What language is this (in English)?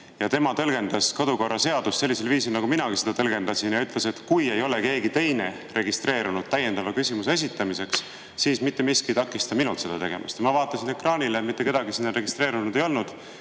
Estonian